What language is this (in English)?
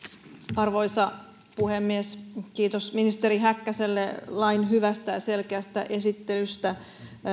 Finnish